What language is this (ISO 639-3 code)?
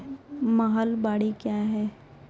mai